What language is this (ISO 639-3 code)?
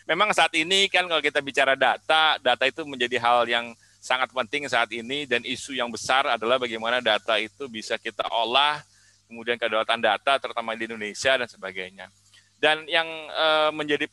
ind